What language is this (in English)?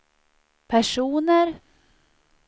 Swedish